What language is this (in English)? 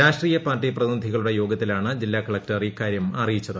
Malayalam